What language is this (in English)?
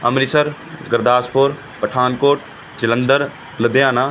Punjabi